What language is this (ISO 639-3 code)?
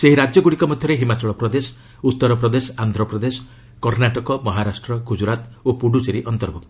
ori